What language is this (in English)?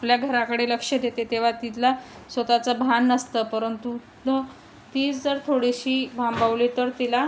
Marathi